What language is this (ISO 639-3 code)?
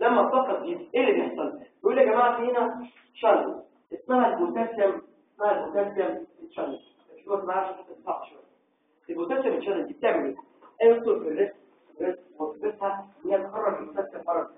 ara